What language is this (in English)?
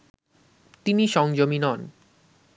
Bangla